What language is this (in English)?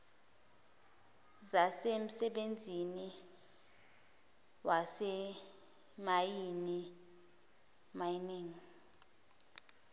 Zulu